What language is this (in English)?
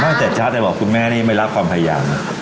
Thai